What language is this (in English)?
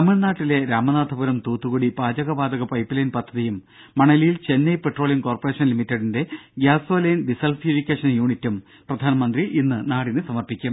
Malayalam